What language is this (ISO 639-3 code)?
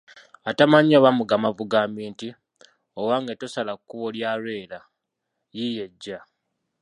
lug